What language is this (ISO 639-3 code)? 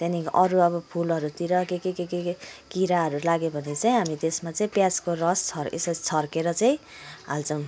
nep